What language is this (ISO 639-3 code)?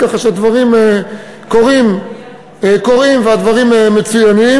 heb